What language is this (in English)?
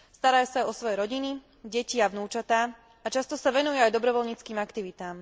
Slovak